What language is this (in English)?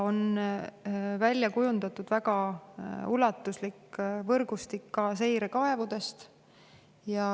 Estonian